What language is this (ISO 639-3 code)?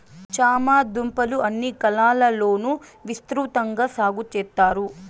tel